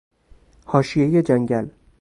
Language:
Persian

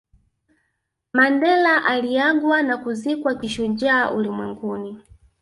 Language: Swahili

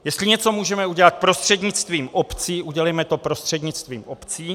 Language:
Czech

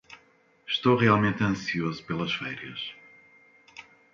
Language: Portuguese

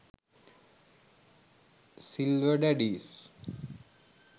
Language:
Sinhala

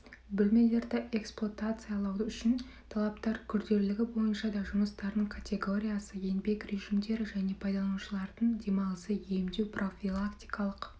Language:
Kazakh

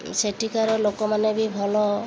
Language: Odia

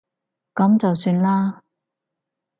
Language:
Cantonese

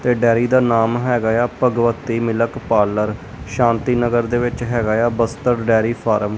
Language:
Punjabi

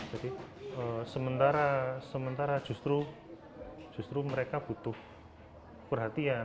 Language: Indonesian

